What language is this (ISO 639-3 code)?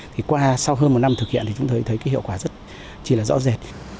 vie